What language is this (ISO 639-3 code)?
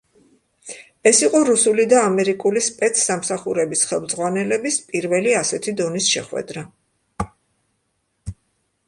kat